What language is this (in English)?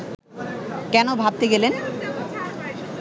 Bangla